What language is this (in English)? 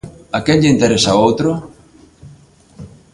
Galician